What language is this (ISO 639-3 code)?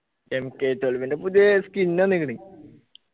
mal